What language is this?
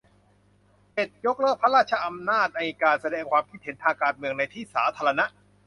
Thai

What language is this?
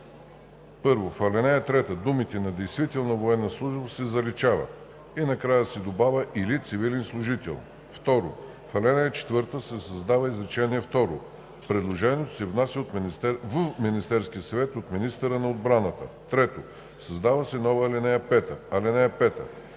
Bulgarian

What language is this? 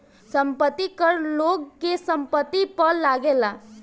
Bhojpuri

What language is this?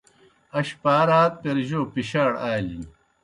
Kohistani Shina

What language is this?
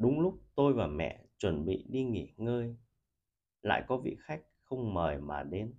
Vietnamese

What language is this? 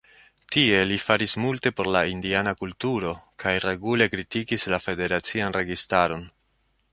Esperanto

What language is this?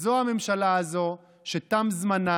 Hebrew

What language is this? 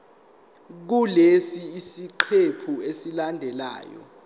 Zulu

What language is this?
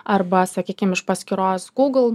Lithuanian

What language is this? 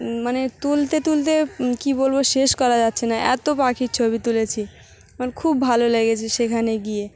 Bangla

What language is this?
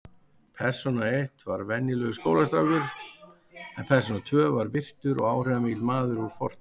Icelandic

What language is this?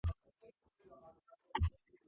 Georgian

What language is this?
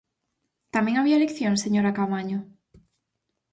Galician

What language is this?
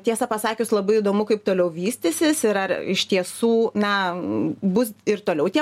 Lithuanian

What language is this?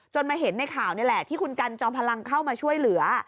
Thai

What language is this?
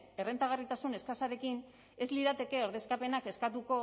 Basque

